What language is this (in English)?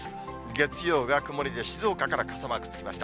Japanese